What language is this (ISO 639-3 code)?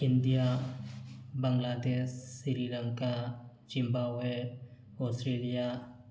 mni